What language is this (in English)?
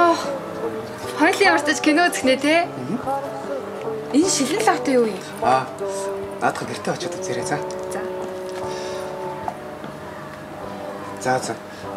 Korean